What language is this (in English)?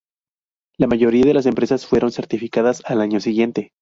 Spanish